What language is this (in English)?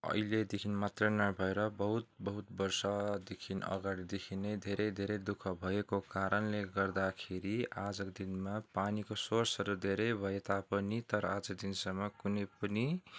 Nepali